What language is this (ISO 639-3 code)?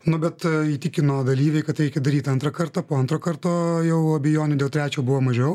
lit